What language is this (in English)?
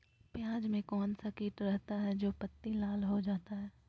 Magahi